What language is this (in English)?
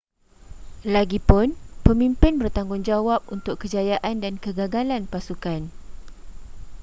Malay